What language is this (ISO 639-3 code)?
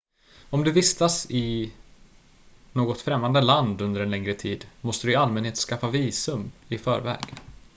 swe